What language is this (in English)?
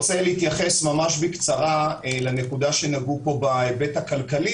Hebrew